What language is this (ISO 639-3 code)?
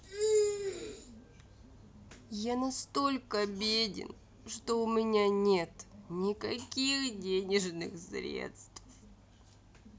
rus